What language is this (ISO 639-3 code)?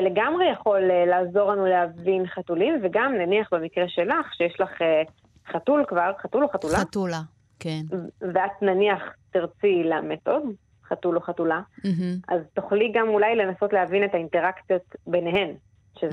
heb